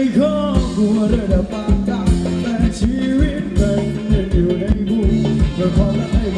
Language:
English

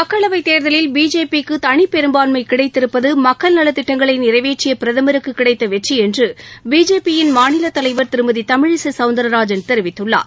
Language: Tamil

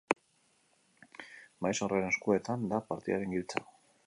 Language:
Basque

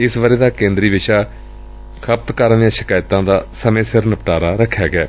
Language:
Punjabi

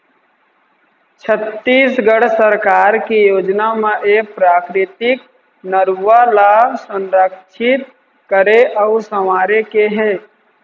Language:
Chhattisgarhi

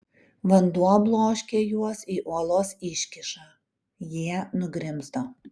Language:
Lithuanian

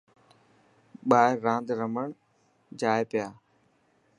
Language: Dhatki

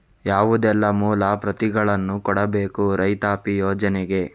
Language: Kannada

